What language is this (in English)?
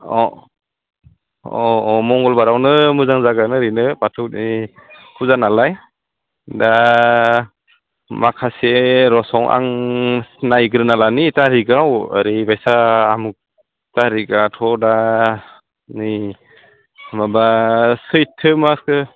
Bodo